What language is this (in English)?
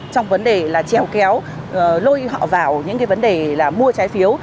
Vietnamese